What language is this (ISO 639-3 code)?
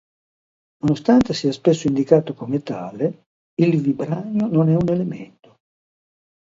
ita